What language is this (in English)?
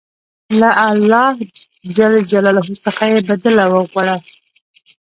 Pashto